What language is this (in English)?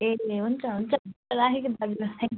Nepali